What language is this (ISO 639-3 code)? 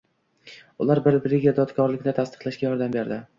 uzb